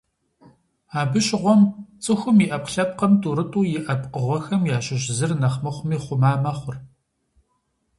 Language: Kabardian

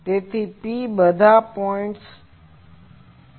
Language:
Gujarati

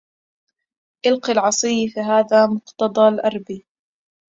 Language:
Arabic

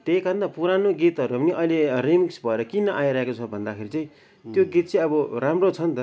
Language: Nepali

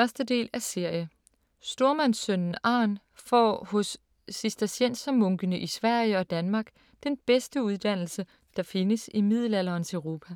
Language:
Danish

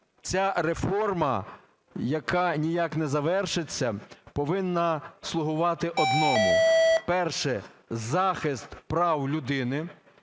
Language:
Ukrainian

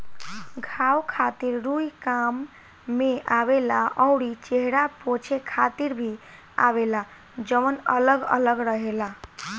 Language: Bhojpuri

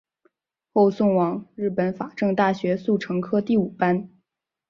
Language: Chinese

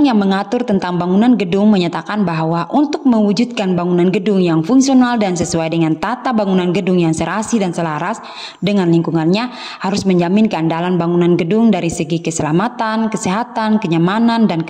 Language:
Indonesian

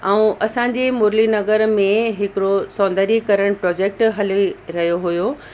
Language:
Sindhi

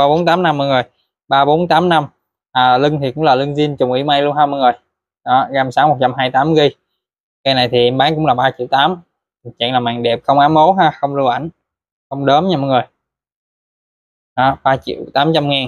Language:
Vietnamese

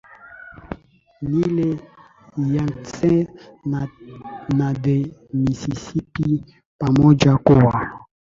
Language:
Swahili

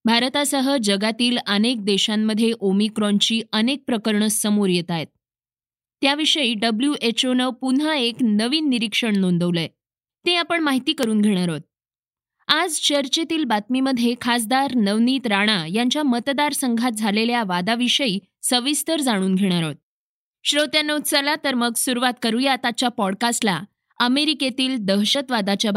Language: Marathi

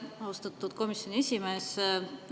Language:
Estonian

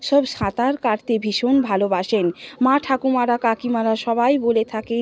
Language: Bangla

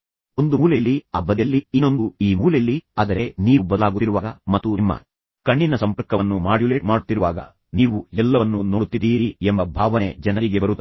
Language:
Kannada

